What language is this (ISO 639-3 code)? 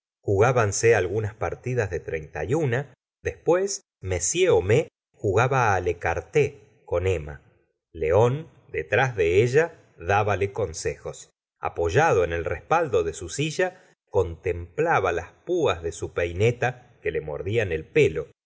spa